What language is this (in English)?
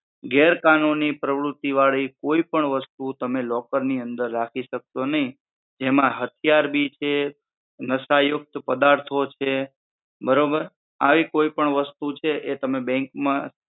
Gujarati